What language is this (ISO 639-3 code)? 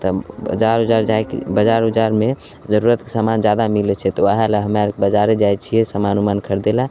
mai